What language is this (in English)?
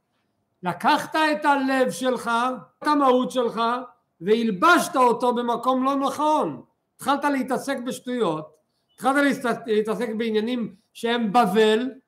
Hebrew